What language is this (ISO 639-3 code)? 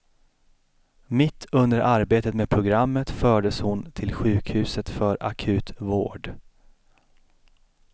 swe